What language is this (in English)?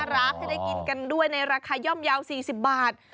Thai